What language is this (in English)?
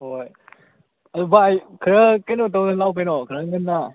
Manipuri